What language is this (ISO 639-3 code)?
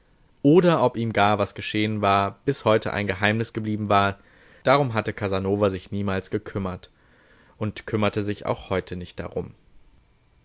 deu